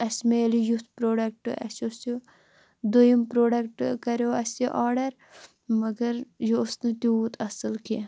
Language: Kashmiri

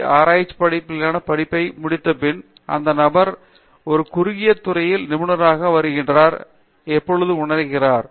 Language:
Tamil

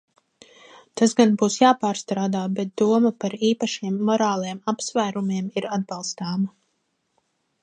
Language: Latvian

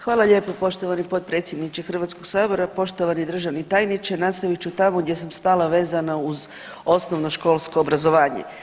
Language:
Croatian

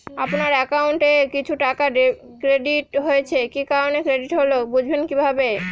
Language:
Bangla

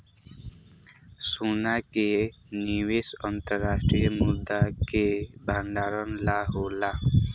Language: Bhojpuri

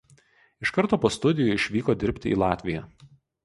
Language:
Lithuanian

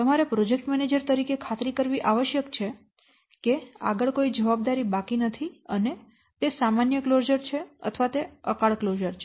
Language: Gujarati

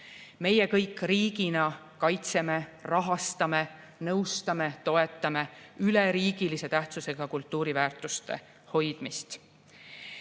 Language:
Estonian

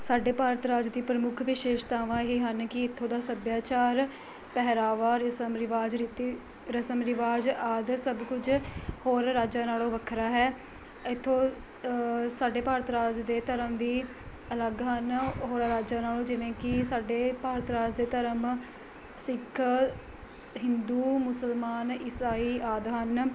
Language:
Punjabi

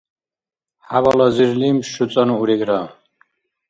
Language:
Dargwa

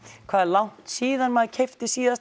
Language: Icelandic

